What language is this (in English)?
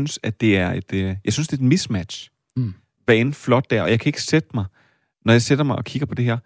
Danish